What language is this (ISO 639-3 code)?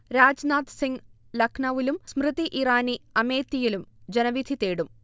mal